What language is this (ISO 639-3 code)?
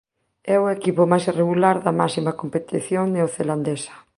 glg